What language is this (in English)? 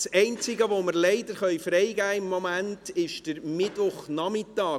Swiss German